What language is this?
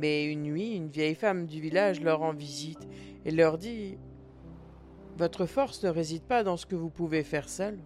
French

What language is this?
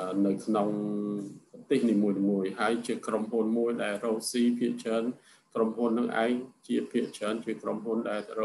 Thai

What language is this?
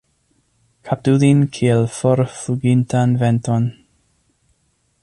Esperanto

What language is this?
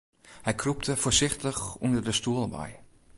Western Frisian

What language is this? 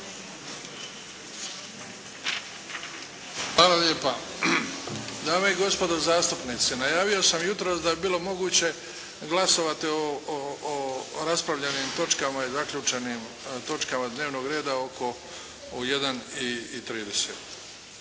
Croatian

